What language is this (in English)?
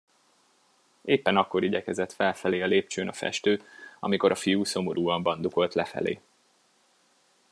Hungarian